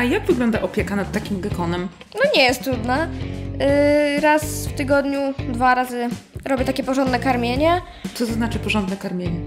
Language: Polish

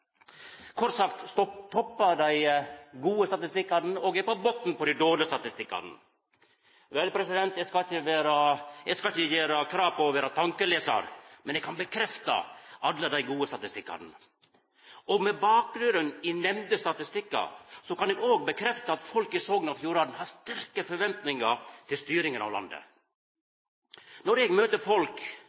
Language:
Norwegian Nynorsk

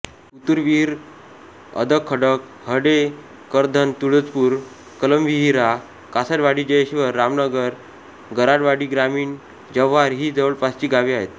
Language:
Marathi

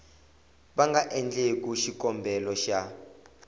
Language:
Tsonga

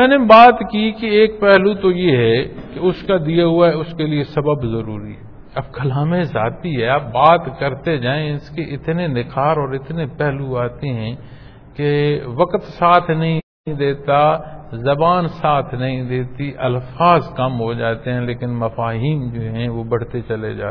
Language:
Punjabi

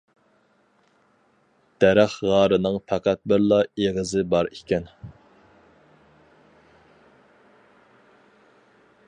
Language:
Uyghur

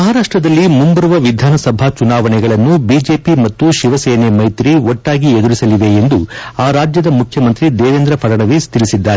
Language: Kannada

